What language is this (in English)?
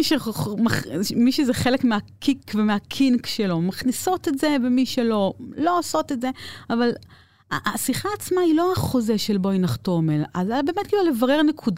Hebrew